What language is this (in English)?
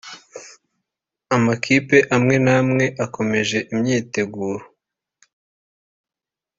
Kinyarwanda